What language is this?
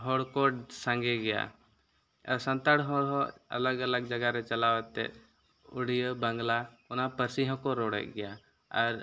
Santali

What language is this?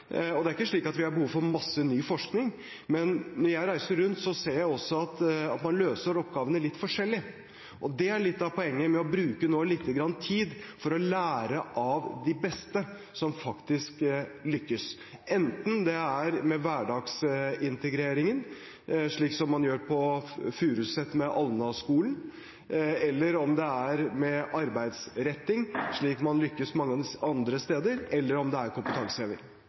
Norwegian Bokmål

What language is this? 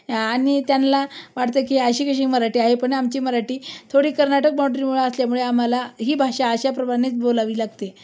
Marathi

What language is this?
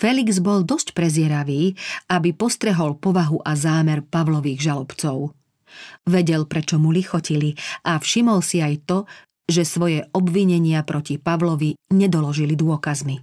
Slovak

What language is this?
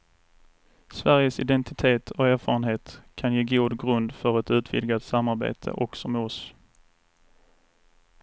Swedish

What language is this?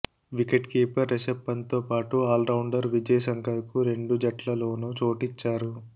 Telugu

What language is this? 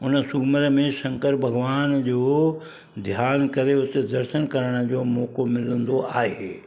Sindhi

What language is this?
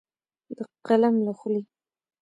Pashto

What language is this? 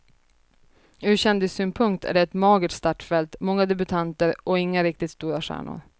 Swedish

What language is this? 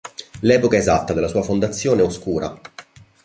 Italian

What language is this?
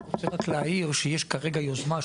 Hebrew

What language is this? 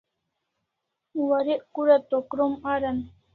Kalasha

